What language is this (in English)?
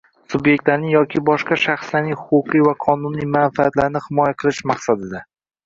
Uzbek